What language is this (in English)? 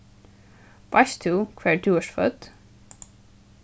Faroese